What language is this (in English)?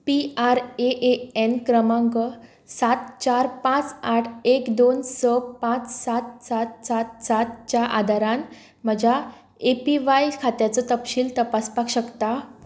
Konkani